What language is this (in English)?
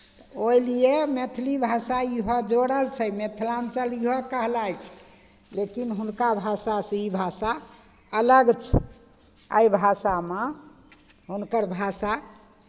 Maithili